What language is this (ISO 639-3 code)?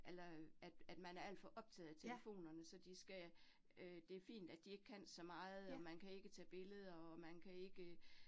dan